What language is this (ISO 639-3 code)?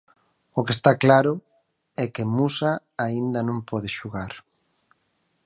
glg